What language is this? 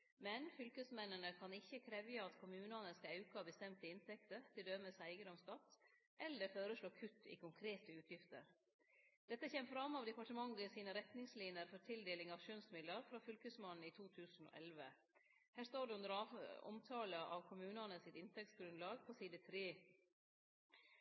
Norwegian Nynorsk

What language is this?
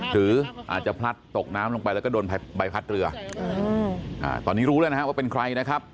Thai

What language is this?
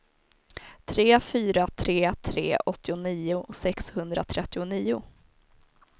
Swedish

